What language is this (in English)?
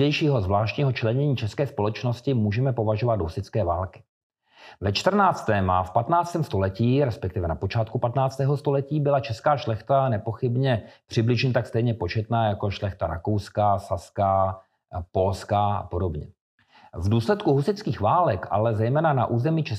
Czech